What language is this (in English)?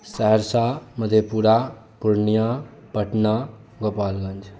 Maithili